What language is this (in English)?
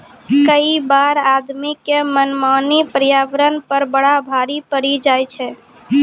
Maithili